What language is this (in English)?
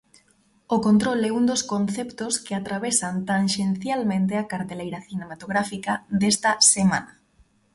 Galician